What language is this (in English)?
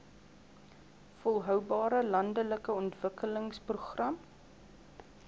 Afrikaans